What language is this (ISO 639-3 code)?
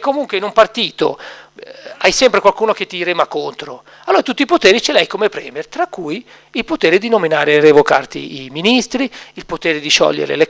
ita